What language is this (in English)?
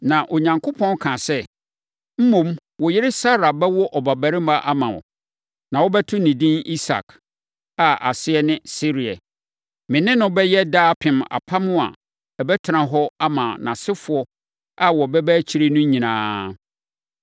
Akan